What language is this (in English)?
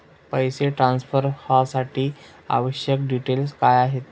Marathi